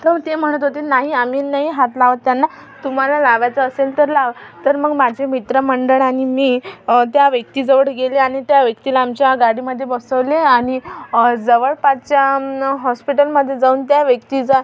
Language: Marathi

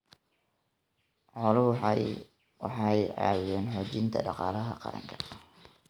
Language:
Somali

